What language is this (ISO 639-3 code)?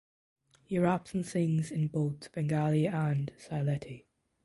eng